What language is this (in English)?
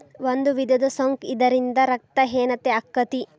Kannada